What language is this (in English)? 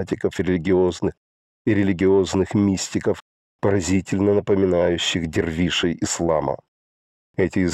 Russian